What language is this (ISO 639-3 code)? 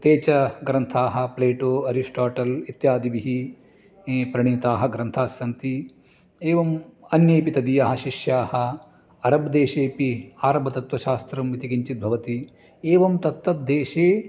san